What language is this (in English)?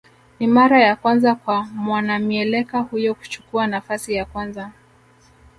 Swahili